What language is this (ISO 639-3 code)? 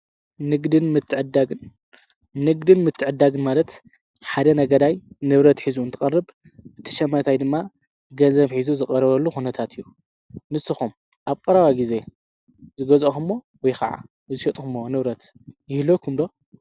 tir